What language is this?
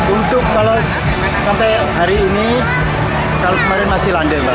Indonesian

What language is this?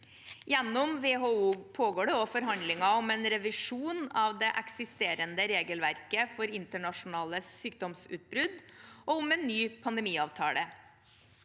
Norwegian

